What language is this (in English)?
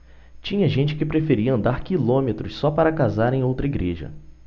Portuguese